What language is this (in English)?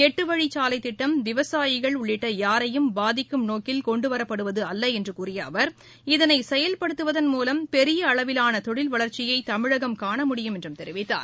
Tamil